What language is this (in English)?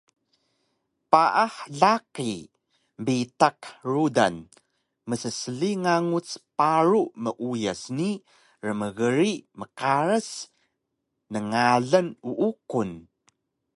Taroko